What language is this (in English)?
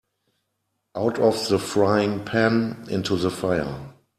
English